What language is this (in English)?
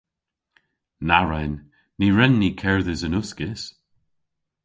Cornish